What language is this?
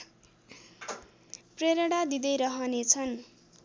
Nepali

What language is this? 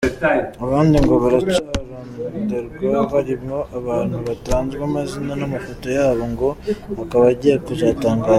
Kinyarwanda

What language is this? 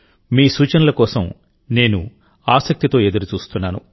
Telugu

